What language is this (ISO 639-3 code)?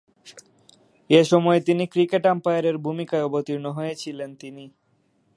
ben